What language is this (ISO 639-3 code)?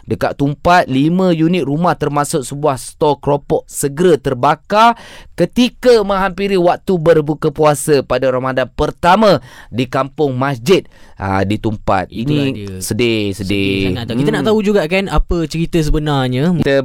msa